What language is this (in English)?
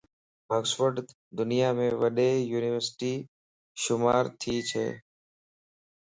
Lasi